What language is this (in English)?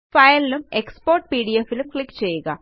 Malayalam